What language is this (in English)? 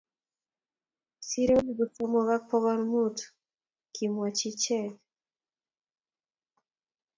Kalenjin